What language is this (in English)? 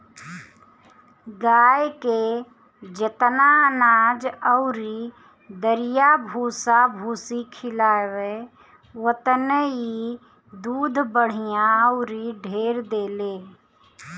Bhojpuri